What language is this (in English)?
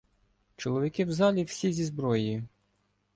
Ukrainian